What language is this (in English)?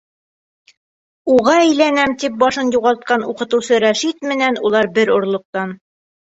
Bashkir